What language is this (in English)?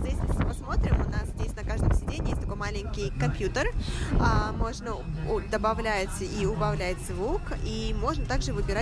Russian